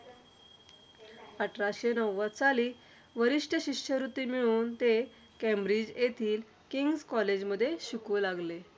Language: Marathi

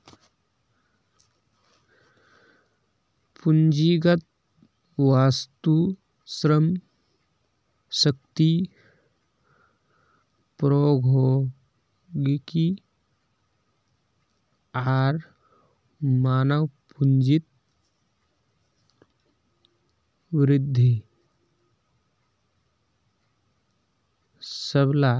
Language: Magahi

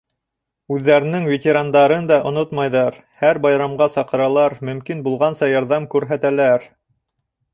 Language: Bashkir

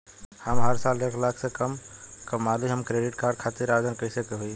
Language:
Bhojpuri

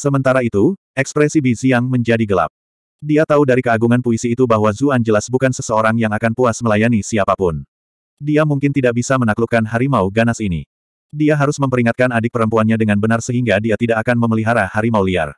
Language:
Indonesian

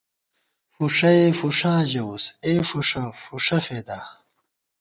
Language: Gawar-Bati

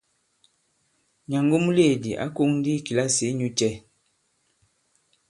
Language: Bankon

